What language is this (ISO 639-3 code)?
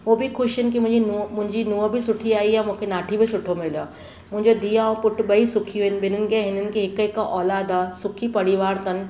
snd